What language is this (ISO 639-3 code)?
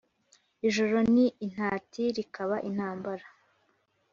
kin